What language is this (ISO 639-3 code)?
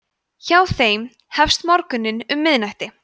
isl